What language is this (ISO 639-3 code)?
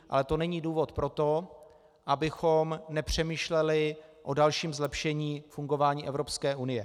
ces